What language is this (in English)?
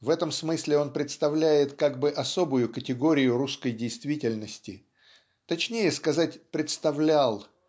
Russian